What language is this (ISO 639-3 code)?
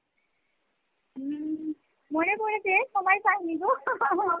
ben